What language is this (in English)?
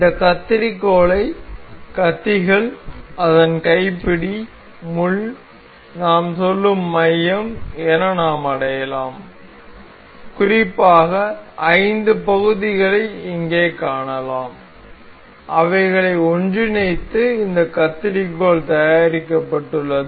Tamil